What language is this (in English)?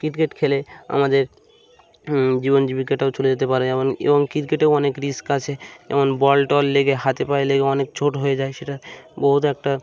Bangla